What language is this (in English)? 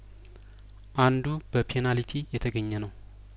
Amharic